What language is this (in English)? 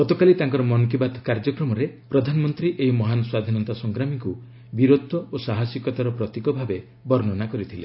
Odia